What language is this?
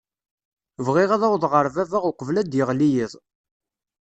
Kabyle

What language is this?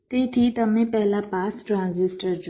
Gujarati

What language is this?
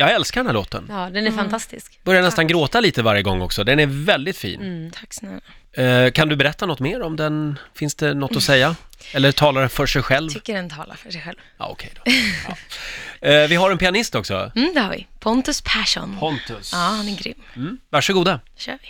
Swedish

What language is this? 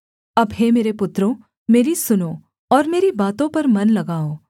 Hindi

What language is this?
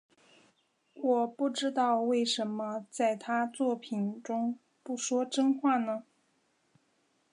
Chinese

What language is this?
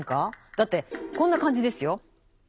Japanese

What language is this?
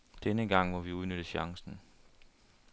Danish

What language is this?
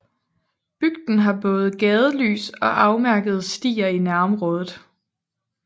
Danish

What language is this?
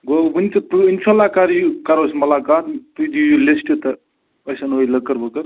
Kashmiri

